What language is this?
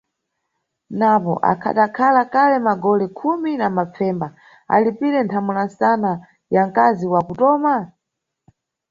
Nyungwe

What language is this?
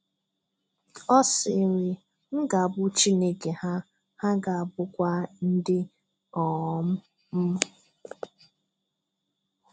Igbo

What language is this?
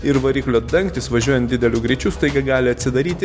Lithuanian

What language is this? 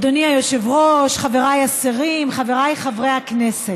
Hebrew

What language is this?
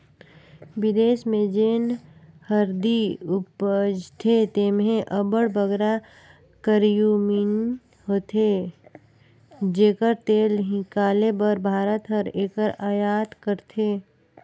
Chhattisgarhi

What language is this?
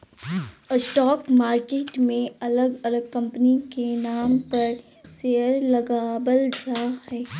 Magahi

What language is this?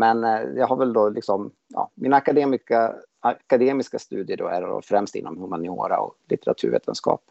Swedish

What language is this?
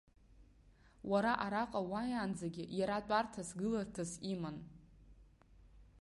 Abkhazian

